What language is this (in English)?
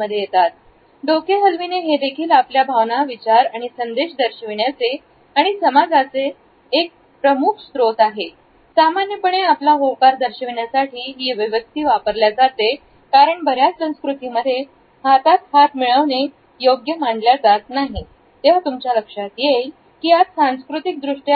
Marathi